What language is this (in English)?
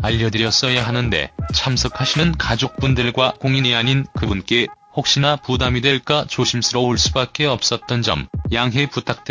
Korean